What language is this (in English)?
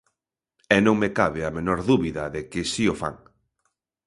Galician